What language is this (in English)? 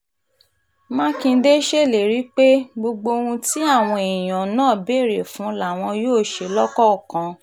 Yoruba